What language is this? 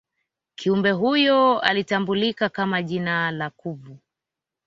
Swahili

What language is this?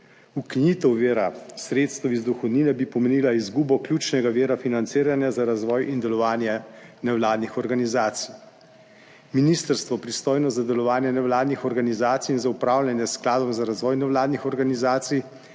Slovenian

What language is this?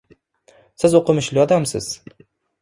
Uzbek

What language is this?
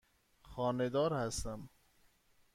Persian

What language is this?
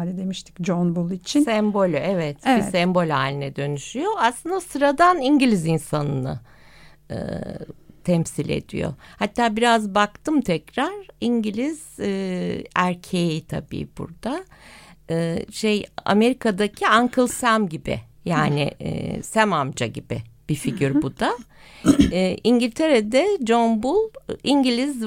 Turkish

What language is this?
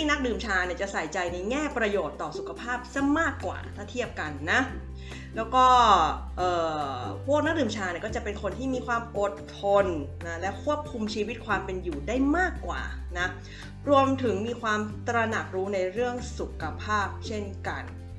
Thai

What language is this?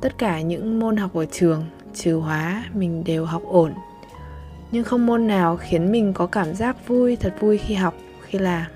Vietnamese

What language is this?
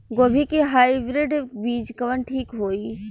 Bhojpuri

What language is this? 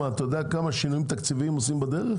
Hebrew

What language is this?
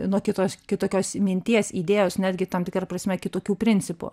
Lithuanian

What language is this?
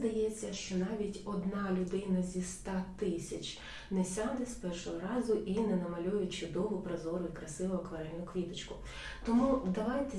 Ukrainian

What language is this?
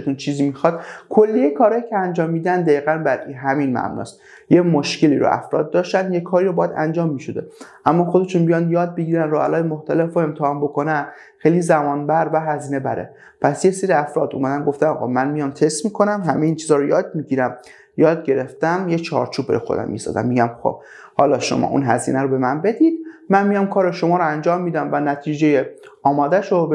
Persian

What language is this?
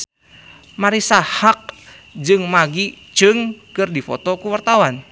Sundanese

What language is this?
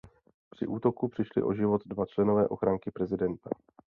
Czech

